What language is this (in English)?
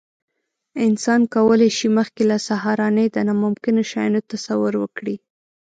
Pashto